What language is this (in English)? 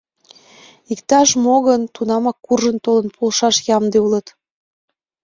Mari